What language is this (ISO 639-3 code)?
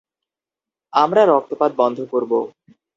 ben